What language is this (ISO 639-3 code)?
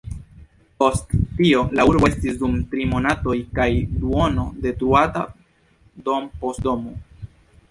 epo